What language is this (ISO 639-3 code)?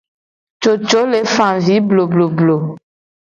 gej